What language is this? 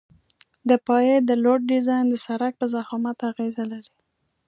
Pashto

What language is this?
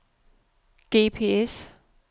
Danish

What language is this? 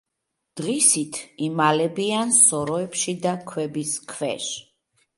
Georgian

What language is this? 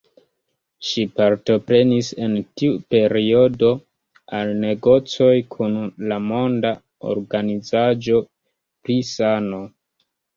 Esperanto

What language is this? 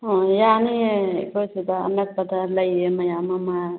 Manipuri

